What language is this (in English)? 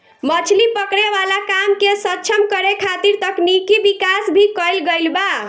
Bhojpuri